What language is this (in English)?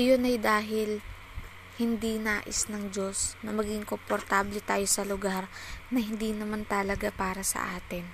Filipino